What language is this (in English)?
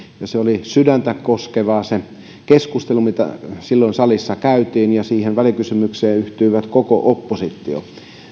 Finnish